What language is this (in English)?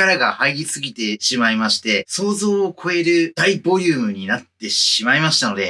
Japanese